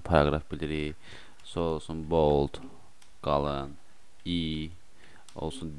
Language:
Turkish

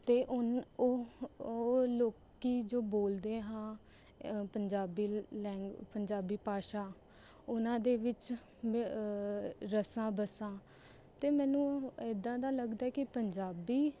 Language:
Punjabi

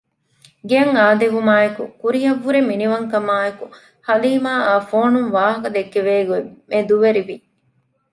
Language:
Divehi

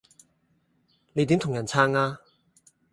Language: Cantonese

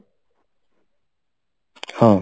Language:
Odia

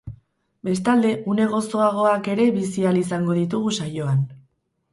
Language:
Basque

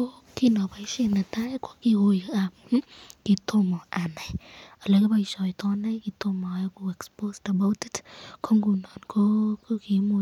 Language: Kalenjin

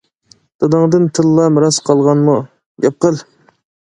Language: Uyghur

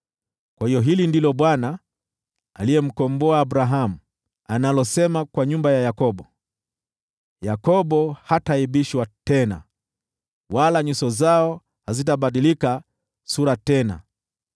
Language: Swahili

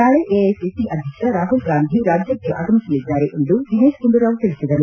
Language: Kannada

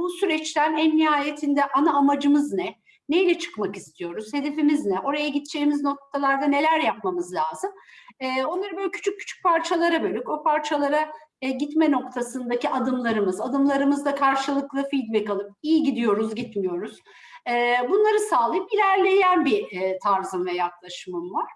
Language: Turkish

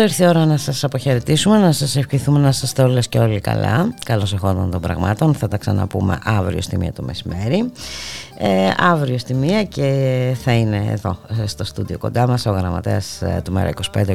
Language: Greek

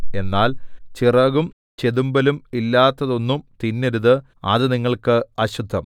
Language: Malayalam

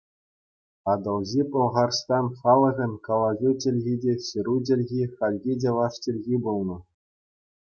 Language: Chuvash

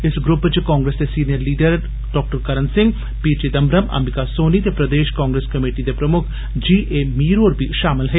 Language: Dogri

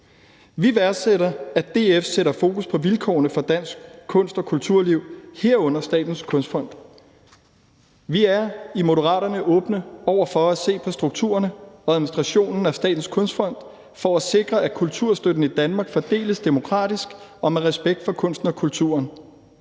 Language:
Danish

